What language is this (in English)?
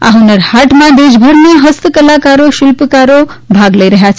Gujarati